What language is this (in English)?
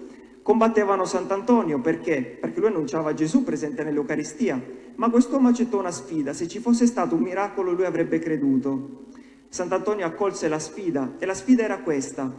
Italian